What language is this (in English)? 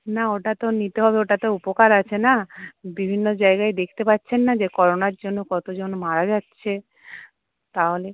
Bangla